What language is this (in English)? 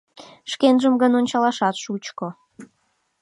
Mari